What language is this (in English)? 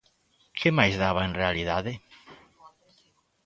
Galician